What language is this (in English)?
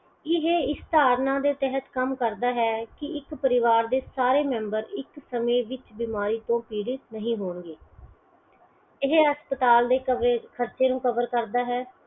Punjabi